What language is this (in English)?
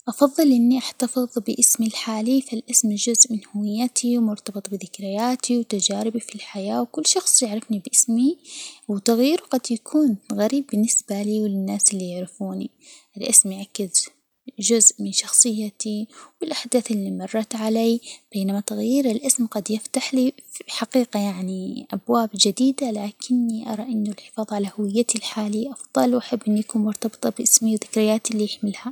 Hijazi Arabic